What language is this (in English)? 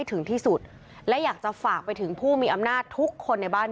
Thai